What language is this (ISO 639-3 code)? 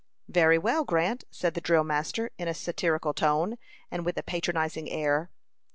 eng